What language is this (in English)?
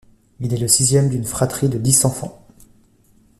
French